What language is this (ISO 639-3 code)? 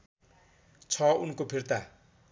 nep